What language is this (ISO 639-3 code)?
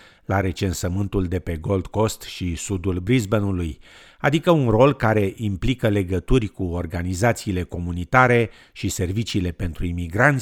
ron